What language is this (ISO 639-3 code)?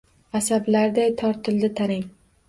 uzb